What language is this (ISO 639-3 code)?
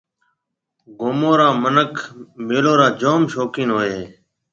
mve